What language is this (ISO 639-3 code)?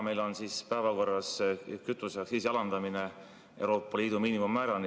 est